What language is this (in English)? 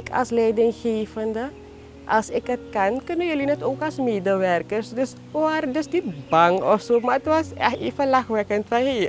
Dutch